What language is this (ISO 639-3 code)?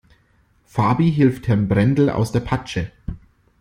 deu